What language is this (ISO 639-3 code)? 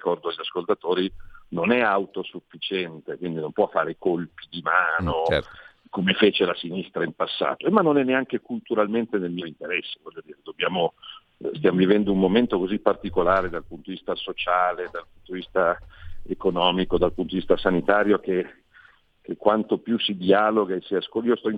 ita